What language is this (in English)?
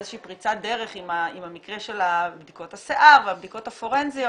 Hebrew